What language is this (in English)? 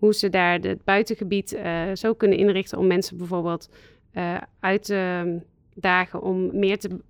Dutch